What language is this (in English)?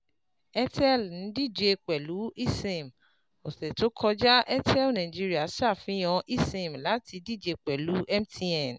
Yoruba